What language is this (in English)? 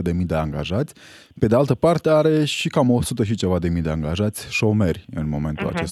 Romanian